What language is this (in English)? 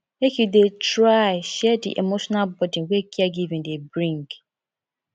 Nigerian Pidgin